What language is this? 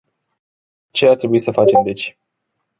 Romanian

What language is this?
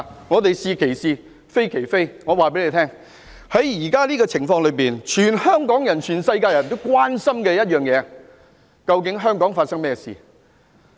Cantonese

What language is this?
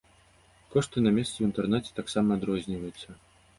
Belarusian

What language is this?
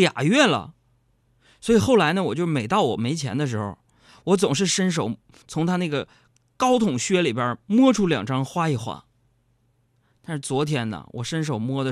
Chinese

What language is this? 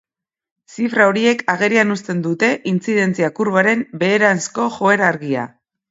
Basque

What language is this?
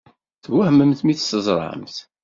Kabyle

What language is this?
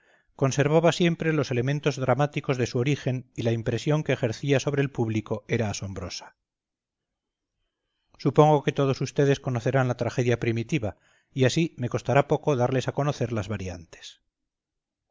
Spanish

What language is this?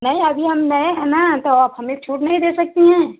Hindi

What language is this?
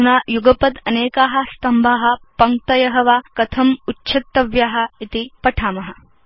Sanskrit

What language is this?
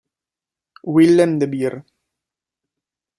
Italian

